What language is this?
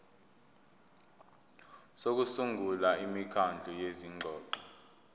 Zulu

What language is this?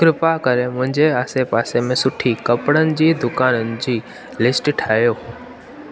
Sindhi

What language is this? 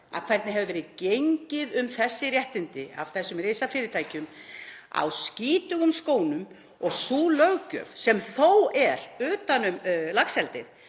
Icelandic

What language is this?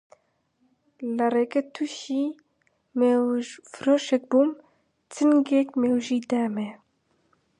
Central Kurdish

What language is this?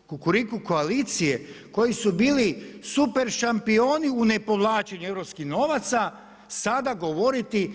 Croatian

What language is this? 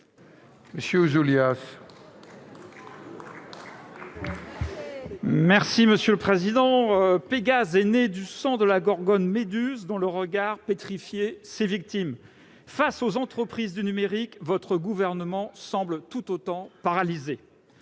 French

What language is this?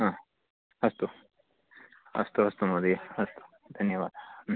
Sanskrit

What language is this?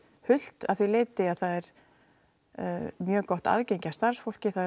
Icelandic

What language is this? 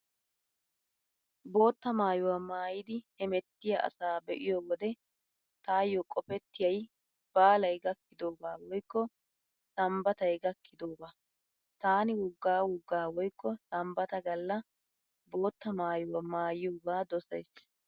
Wolaytta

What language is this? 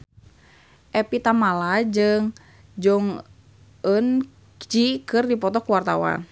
Sundanese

